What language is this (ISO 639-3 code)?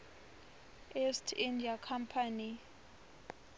ssw